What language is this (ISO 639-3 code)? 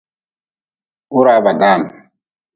nmz